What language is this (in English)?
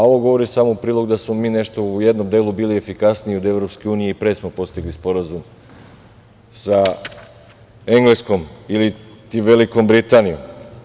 Serbian